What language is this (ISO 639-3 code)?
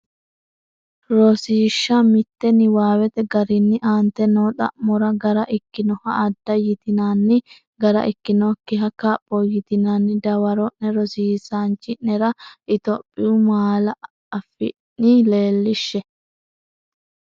sid